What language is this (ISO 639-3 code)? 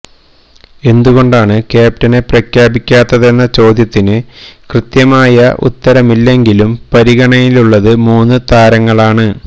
mal